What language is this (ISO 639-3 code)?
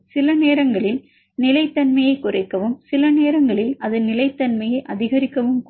tam